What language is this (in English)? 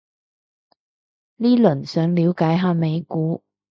Cantonese